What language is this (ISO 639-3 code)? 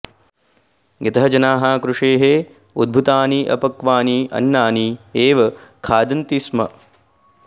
san